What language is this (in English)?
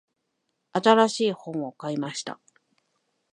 Japanese